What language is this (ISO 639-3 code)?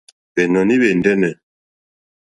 bri